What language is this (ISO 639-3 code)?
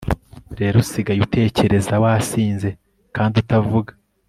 kin